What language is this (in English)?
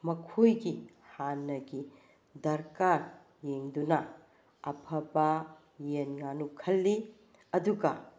Manipuri